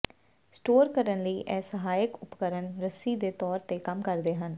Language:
Punjabi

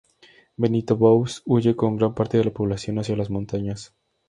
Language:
Spanish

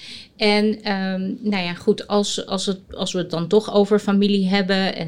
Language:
Dutch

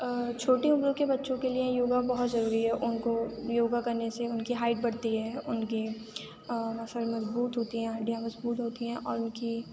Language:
Urdu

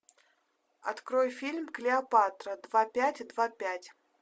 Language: Russian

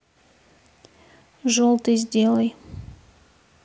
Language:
Russian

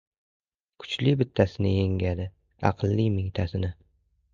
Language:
Uzbek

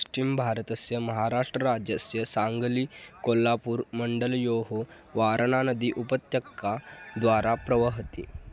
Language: Sanskrit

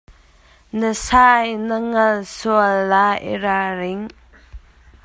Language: Hakha Chin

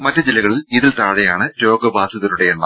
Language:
Malayalam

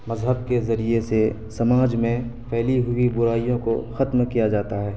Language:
Urdu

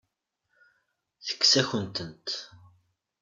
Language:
Kabyle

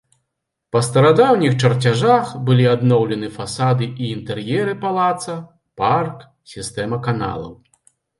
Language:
Belarusian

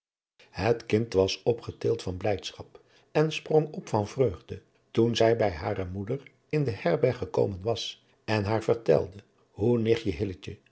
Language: Dutch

